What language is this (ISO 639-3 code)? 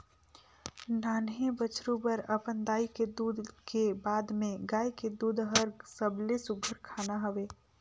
hne